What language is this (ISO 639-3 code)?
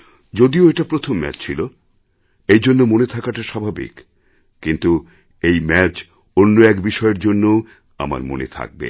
ben